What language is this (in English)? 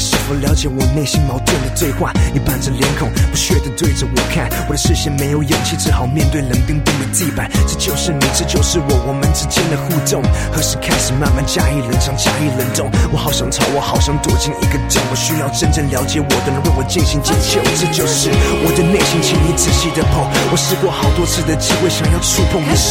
Chinese